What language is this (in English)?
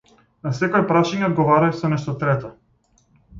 Macedonian